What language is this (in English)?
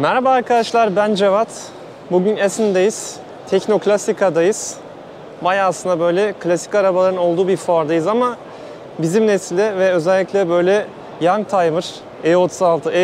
Turkish